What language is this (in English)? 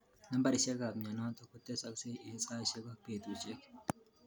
Kalenjin